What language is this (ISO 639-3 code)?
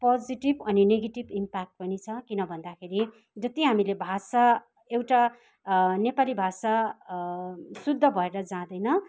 nep